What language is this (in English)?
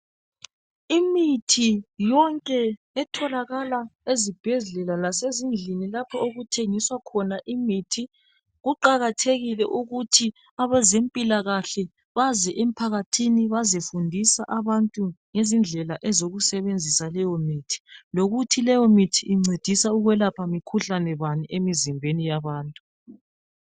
North Ndebele